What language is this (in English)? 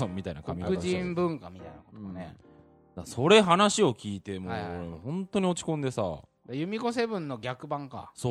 Japanese